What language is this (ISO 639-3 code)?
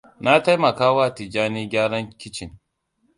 hau